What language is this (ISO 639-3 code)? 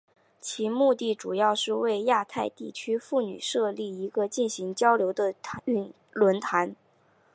zho